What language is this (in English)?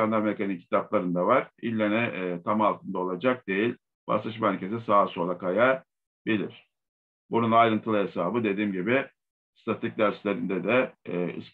Turkish